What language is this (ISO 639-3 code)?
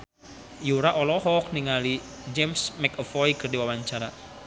sun